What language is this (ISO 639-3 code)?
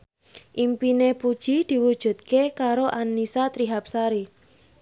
jav